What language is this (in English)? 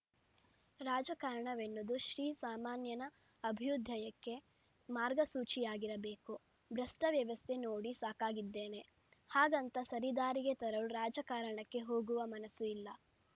Kannada